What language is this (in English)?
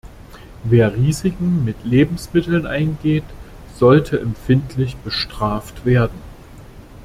German